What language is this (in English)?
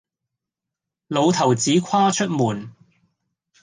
Cantonese